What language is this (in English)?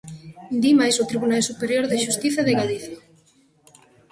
Galician